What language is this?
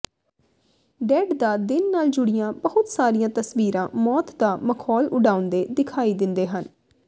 Punjabi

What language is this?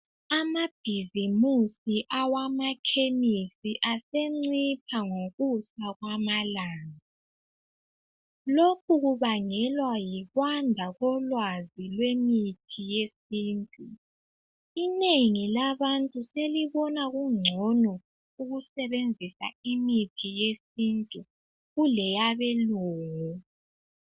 North Ndebele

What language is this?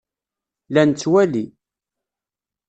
Kabyle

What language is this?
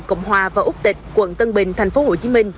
Vietnamese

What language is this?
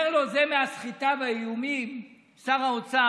Hebrew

